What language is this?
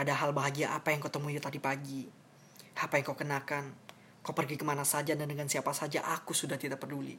Indonesian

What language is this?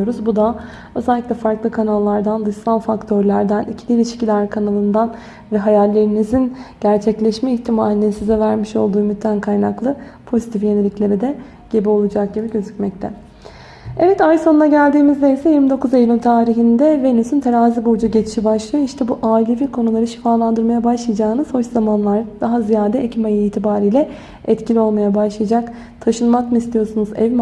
Turkish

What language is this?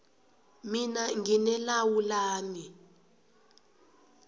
South Ndebele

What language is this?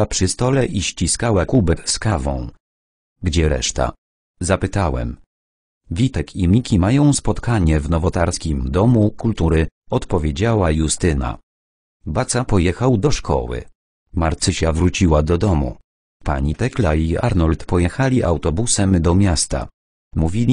Polish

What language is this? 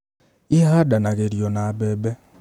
Kikuyu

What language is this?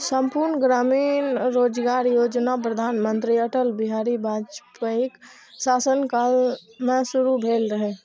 Maithili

